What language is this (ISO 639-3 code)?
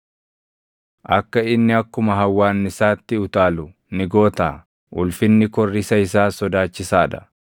orm